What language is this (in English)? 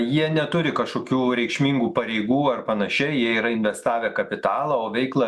Lithuanian